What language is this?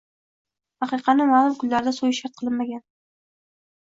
Uzbek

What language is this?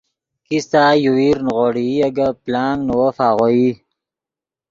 Yidgha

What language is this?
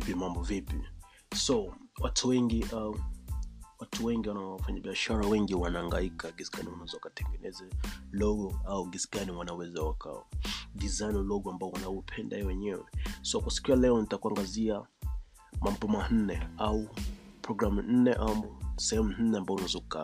Swahili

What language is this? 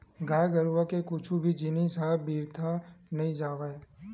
Chhattisgarhi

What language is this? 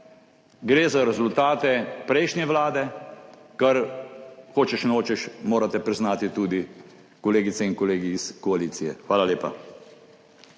Slovenian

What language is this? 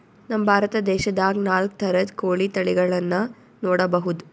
Kannada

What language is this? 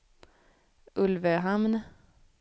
Swedish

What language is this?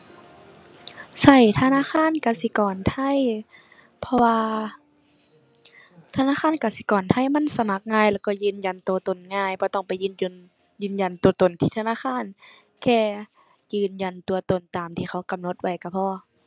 Thai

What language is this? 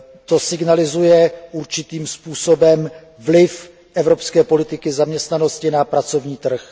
Czech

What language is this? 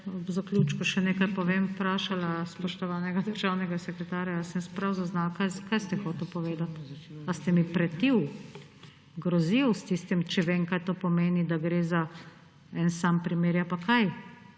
Slovenian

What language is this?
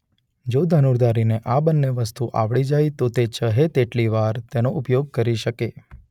Gujarati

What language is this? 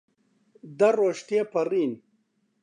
Central Kurdish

